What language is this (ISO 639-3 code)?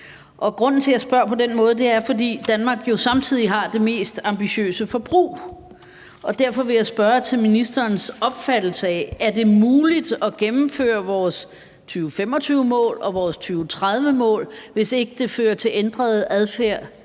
dan